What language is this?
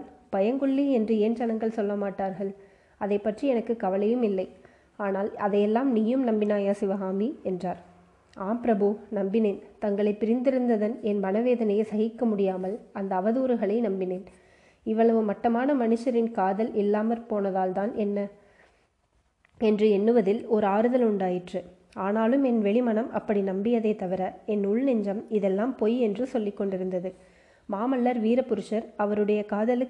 Tamil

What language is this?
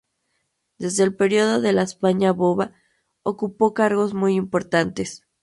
Spanish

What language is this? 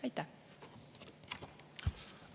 Estonian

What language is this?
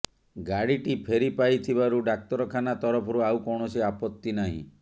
Odia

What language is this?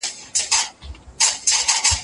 Pashto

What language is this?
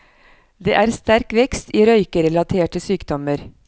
Norwegian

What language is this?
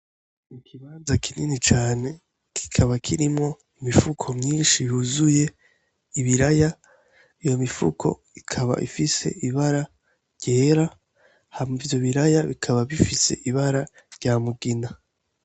Rundi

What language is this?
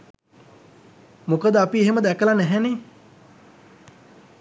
Sinhala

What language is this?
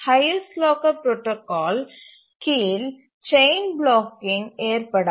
Tamil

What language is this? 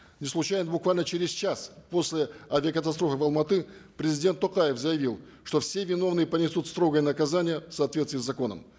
Kazakh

